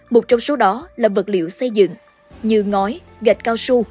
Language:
Vietnamese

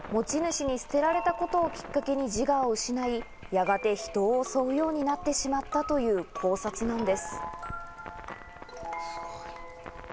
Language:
Japanese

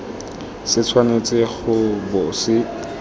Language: Tswana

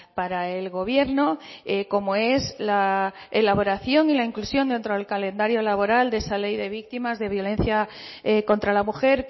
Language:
Spanish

